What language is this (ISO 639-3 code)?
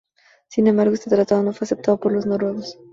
spa